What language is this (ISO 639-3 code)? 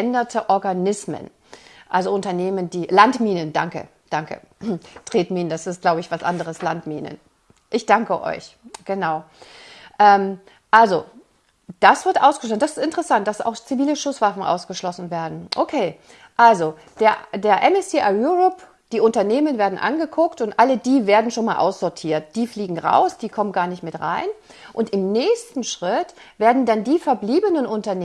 deu